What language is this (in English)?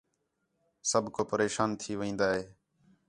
Khetrani